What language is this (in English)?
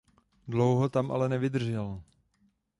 Czech